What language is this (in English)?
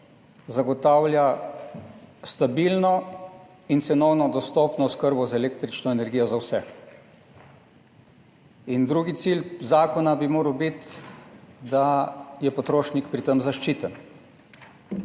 Slovenian